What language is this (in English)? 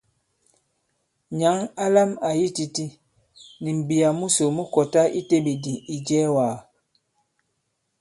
Bankon